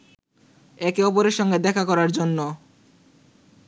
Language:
Bangla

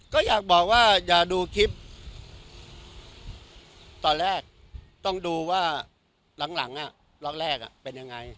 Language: Thai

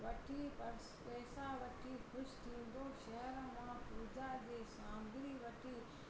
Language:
Sindhi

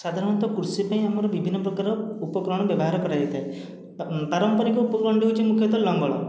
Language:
Odia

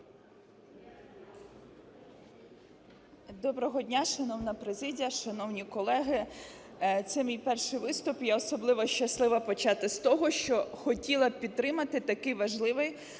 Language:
Ukrainian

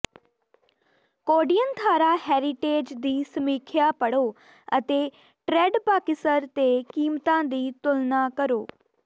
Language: Punjabi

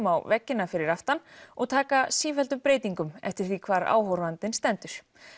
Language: Icelandic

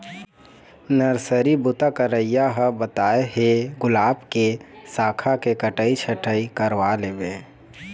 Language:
Chhattisgarhi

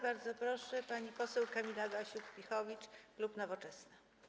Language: Polish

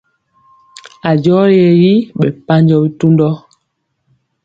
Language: Mpiemo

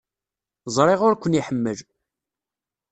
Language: Kabyle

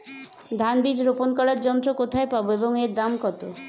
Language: Bangla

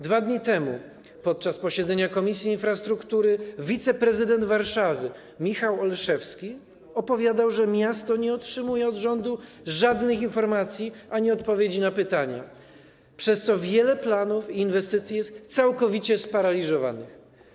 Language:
Polish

